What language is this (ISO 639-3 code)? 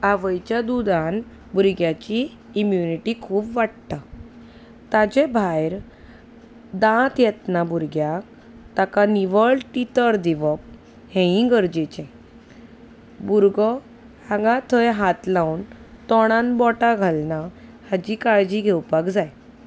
kok